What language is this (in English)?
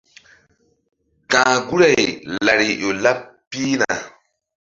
Mbum